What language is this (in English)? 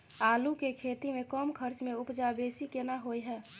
Maithili